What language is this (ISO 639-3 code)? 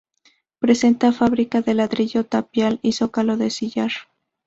spa